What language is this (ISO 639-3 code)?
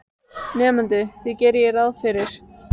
isl